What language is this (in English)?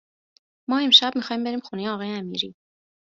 Persian